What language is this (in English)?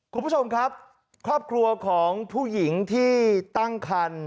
Thai